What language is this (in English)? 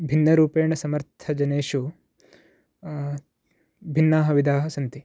Sanskrit